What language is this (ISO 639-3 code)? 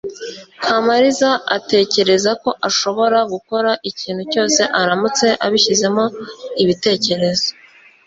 kin